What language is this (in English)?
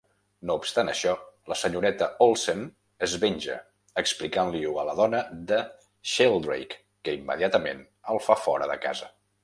Catalan